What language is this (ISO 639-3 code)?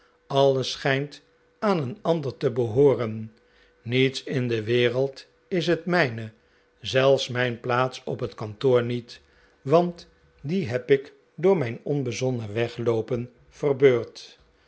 nld